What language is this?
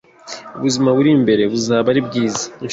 Kinyarwanda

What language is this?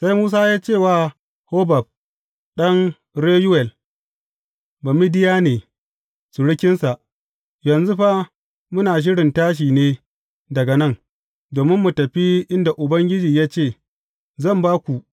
Hausa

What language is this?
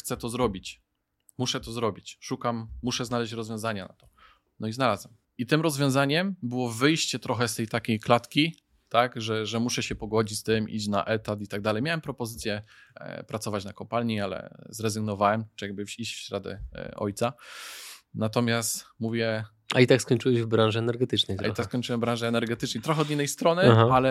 Polish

